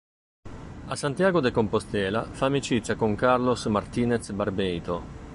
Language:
Italian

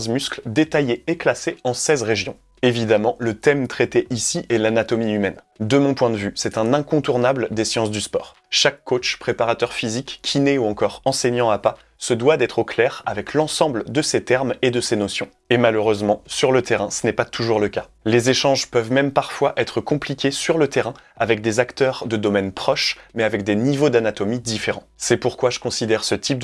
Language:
French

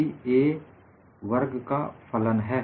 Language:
Hindi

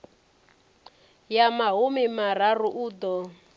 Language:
Venda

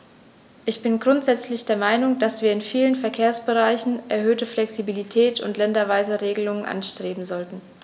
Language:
German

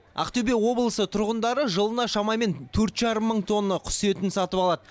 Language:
Kazakh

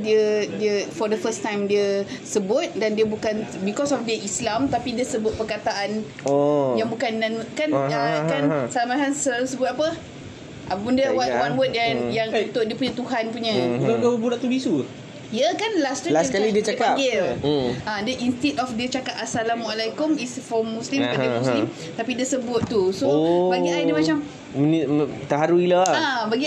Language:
Malay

